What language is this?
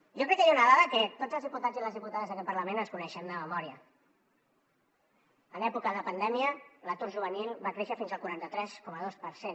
Catalan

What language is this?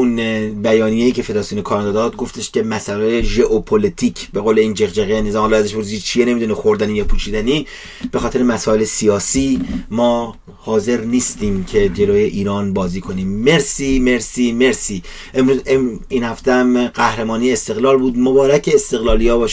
Persian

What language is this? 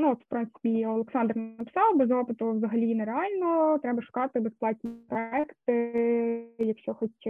Ukrainian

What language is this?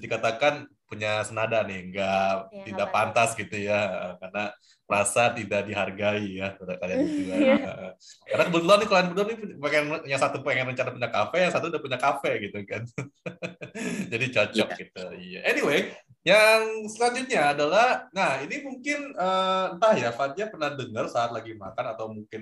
Indonesian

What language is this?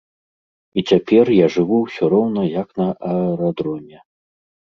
Belarusian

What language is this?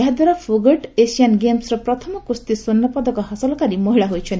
Odia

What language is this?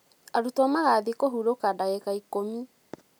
Kikuyu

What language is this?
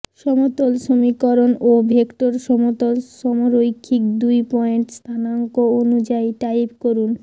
Bangla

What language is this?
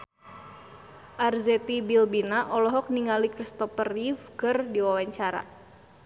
Sundanese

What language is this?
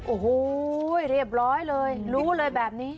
Thai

